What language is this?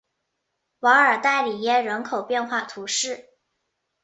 Chinese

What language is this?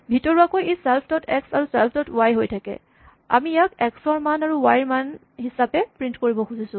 Assamese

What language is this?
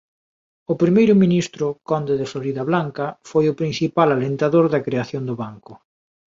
Galician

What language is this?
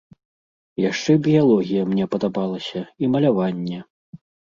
Belarusian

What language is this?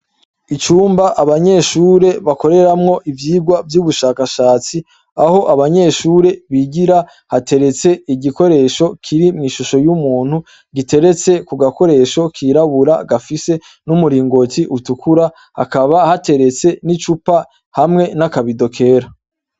Rundi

